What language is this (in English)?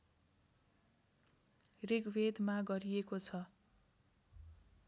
Nepali